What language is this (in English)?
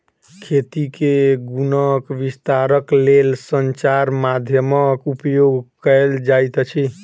Maithili